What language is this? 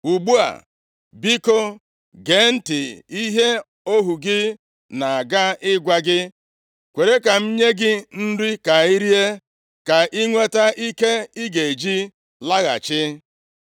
Igbo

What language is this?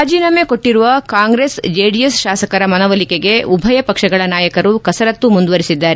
Kannada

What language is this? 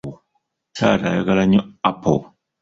Ganda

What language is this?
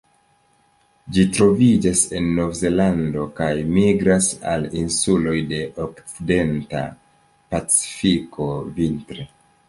Esperanto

